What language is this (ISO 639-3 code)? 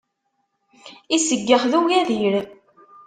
kab